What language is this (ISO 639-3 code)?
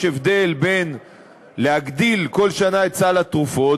heb